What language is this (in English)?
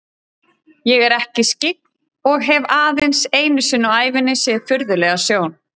Icelandic